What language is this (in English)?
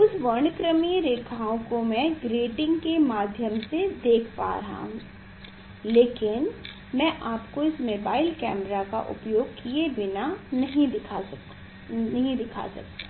Hindi